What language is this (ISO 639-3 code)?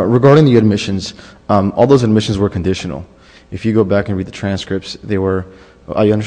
eng